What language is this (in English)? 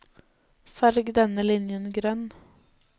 Norwegian